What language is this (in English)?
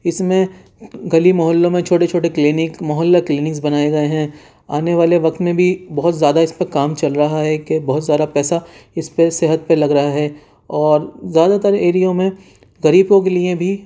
Urdu